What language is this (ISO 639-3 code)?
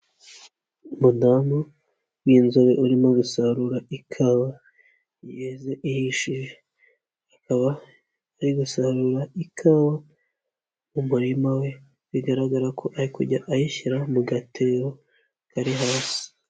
kin